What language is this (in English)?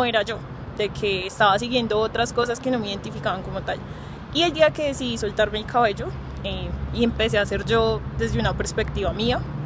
Spanish